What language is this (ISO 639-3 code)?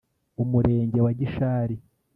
kin